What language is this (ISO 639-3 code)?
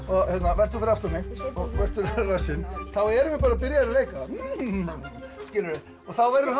isl